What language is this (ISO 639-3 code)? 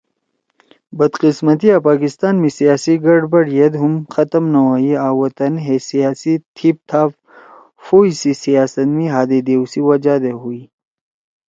trw